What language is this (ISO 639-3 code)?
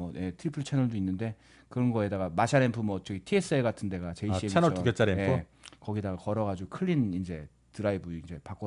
kor